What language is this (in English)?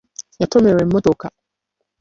Ganda